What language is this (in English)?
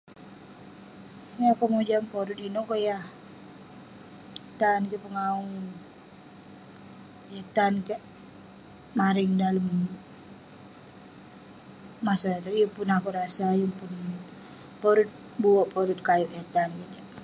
Western Penan